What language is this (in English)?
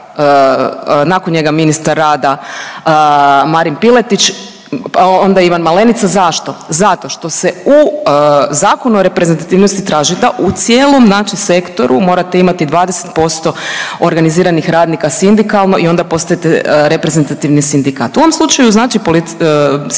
Croatian